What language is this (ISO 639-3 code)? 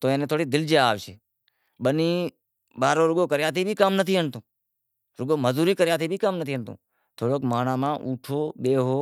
kxp